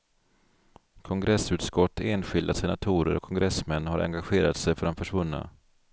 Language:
Swedish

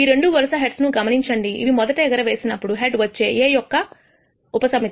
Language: Telugu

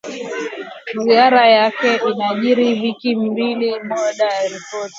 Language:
Swahili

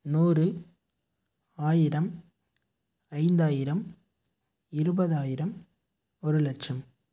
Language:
Tamil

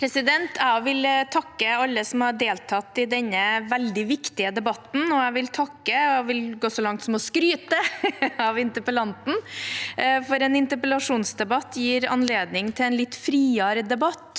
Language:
Norwegian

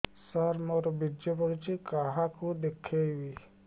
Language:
Odia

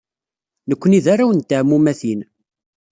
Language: Kabyle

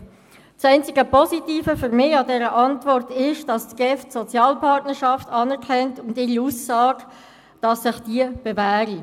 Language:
Swiss German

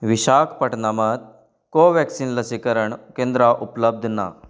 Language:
Konkani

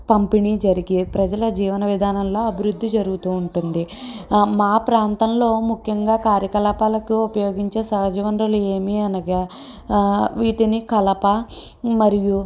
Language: Telugu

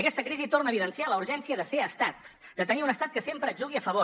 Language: Catalan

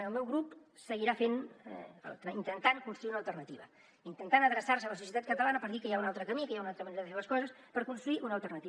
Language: Catalan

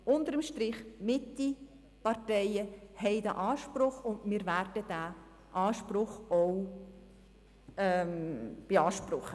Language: Swiss German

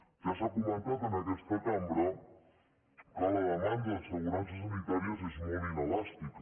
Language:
Catalan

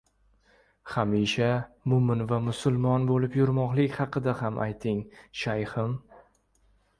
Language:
Uzbek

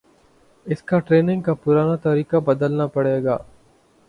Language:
Urdu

